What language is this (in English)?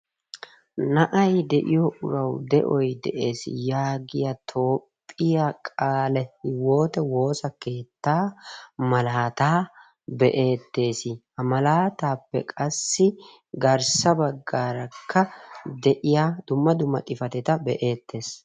Wolaytta